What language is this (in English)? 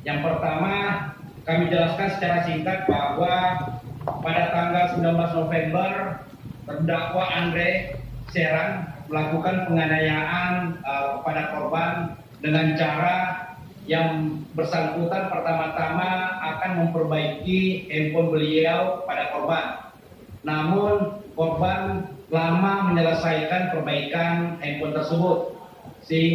Indonesian